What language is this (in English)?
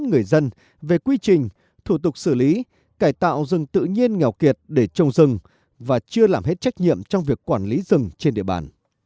Vietnamese